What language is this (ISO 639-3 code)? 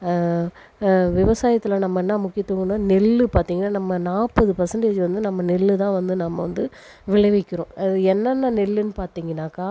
tam